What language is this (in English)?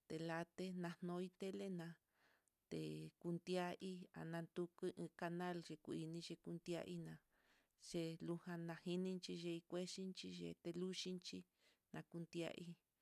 Mitlatongo Mixtec